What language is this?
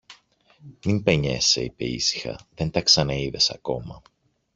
Greek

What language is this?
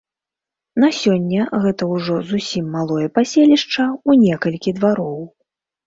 Belarusian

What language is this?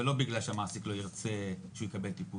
Hebrew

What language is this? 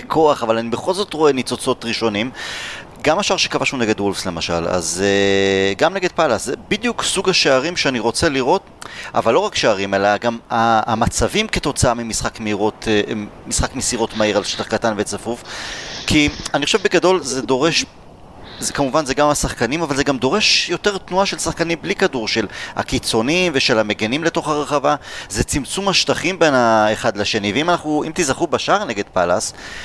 Hebrew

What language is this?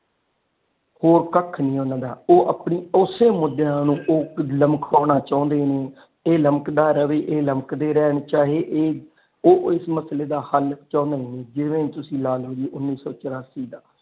Punjabi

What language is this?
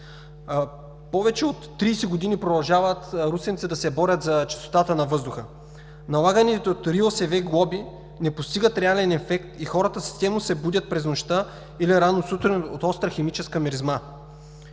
Bulgarian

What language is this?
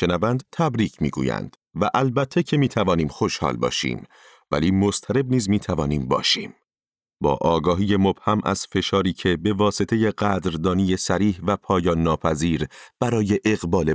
Persian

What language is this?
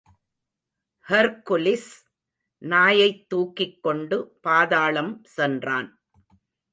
Tamil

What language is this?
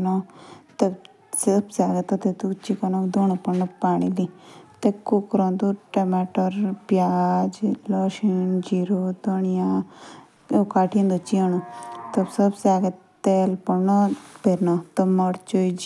Jaunsari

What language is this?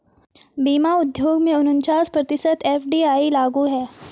Hindi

